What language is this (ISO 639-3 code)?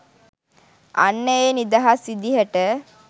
sin